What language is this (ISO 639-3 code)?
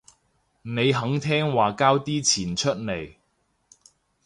yue